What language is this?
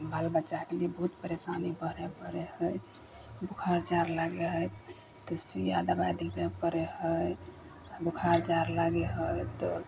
Maithili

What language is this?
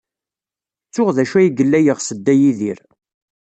Kabyle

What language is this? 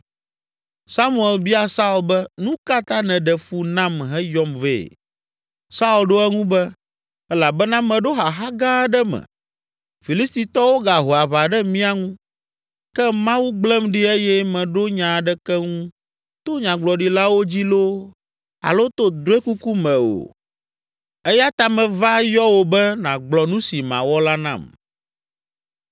Ewe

